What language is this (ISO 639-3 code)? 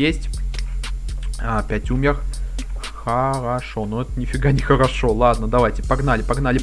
rus